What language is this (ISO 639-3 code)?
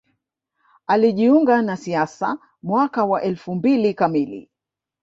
swa